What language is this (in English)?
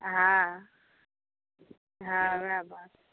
Maithili